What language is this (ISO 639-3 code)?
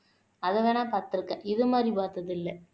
tam